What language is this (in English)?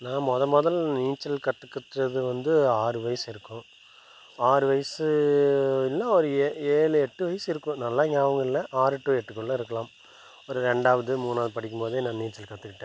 Tamil